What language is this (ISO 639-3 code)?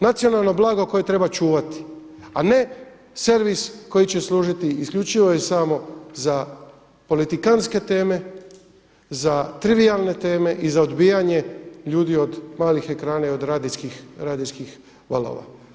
hrv